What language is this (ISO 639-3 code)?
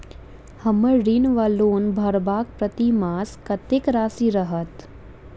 mai